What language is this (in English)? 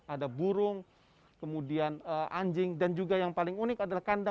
Indonesian